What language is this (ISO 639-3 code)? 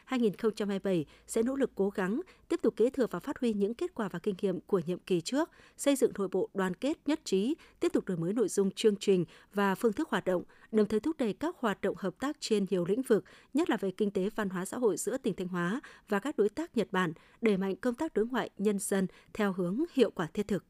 vie